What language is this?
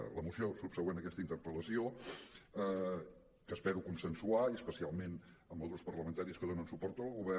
Catalan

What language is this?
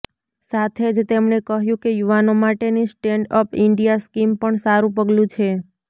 Gujarati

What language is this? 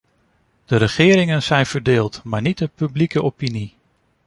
Dutch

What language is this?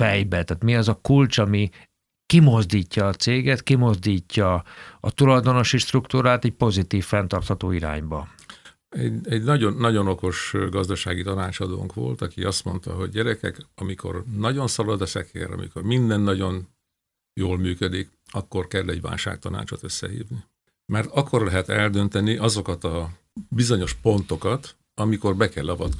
Hungarian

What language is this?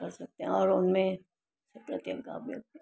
Sindhi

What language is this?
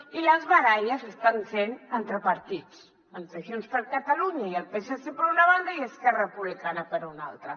Catalan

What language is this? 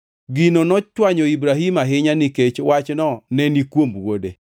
Luo (Kenya and Tanzania)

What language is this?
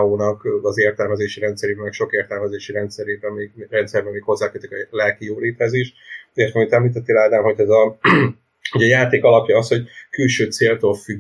Hungarian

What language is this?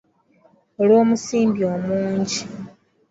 Ganda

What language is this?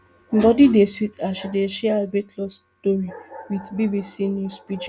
Nigerian Pidgin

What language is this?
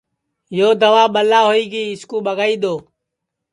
Sansi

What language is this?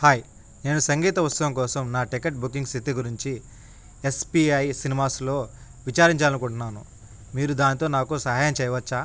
Telugu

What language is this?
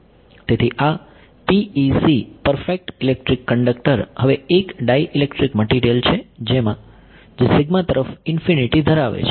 Gujarati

